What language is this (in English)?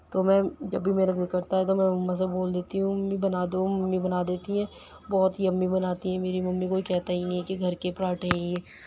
Urdu